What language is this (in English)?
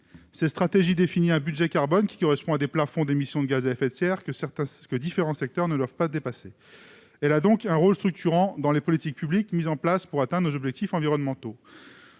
French